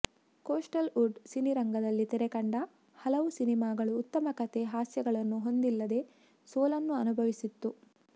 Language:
Kannada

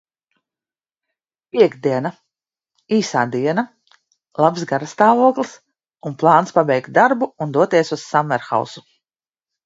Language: Latvian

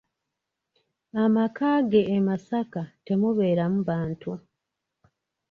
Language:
Ganda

